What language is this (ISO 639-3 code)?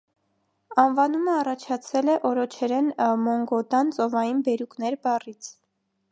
hye